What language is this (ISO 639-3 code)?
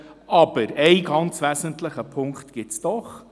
gsw